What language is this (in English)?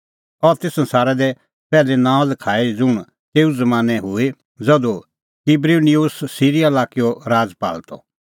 Kullu Pahari